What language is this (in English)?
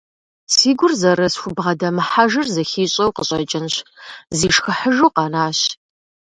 Kabardian